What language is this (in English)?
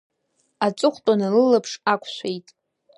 Abkhazian